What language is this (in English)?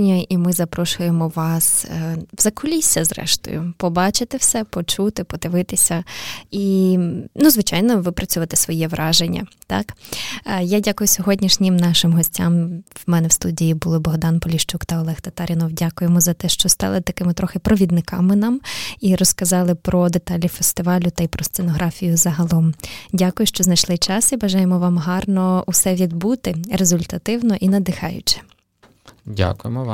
Ukrainian